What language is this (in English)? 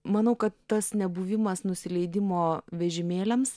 Lithuanian